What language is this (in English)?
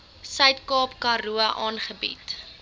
Afrikaans